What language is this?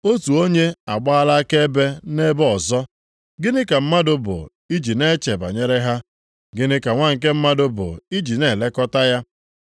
Igbo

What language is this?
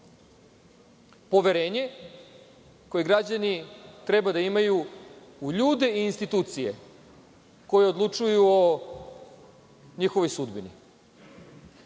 Serbian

